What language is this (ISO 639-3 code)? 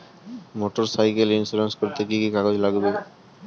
ben